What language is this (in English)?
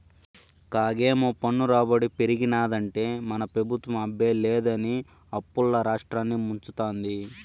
Telugu